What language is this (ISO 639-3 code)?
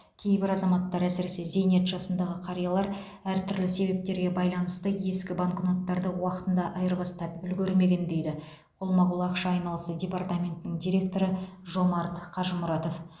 kaz